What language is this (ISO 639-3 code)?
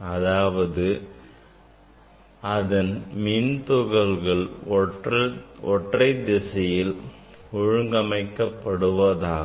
tam